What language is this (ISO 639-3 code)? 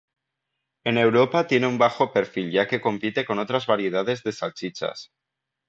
spa